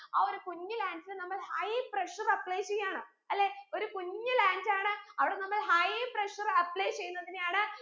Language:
Malayalam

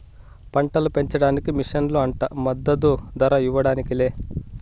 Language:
Telugu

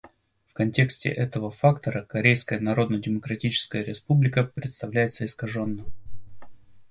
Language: Russian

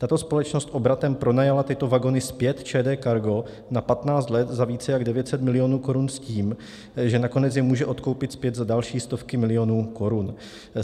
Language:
Czech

